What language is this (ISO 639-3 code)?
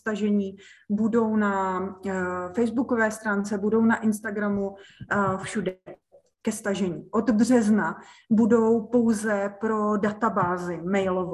ces